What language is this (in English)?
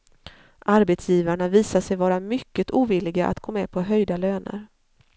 Swedish